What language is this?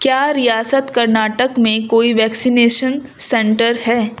Urdu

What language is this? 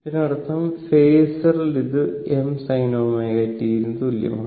Malayalam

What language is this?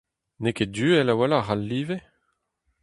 Breton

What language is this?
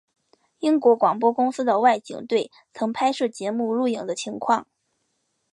Chinese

